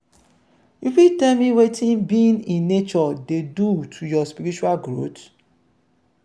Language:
Nigerian Pidgin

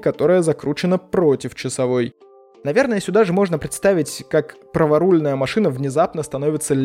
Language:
Russian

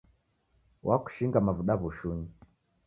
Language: Taita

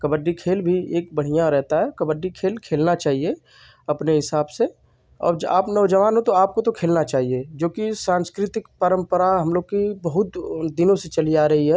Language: Hindi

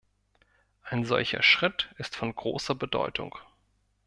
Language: German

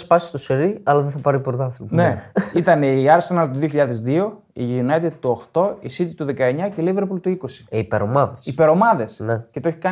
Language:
Greek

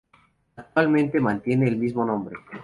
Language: Spanish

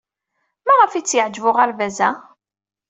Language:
Kabyle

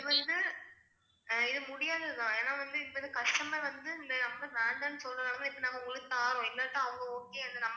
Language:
Tamil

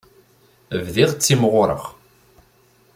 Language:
Kabyle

